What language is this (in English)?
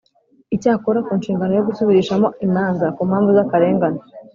Kinyarwanda